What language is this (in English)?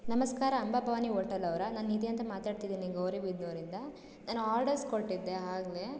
Kannada